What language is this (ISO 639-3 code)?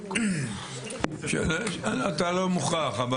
heb